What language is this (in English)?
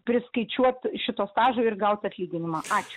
Lithuanian